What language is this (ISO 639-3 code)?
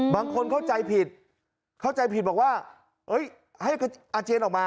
tha